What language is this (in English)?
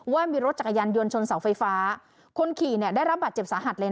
Thai